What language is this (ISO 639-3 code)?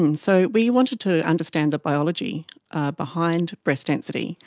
eng